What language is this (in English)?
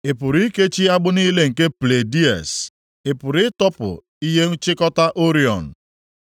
Igbo